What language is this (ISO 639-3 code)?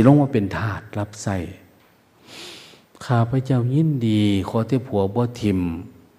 tha